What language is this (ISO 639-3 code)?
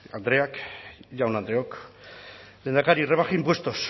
eus